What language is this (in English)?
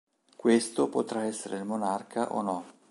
Italian